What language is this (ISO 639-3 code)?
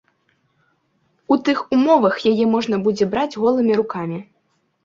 bel